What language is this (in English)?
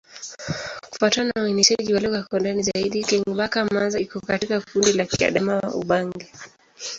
Swahili